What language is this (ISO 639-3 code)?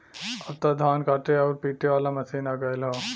bho